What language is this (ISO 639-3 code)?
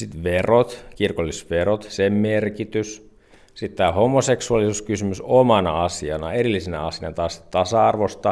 fin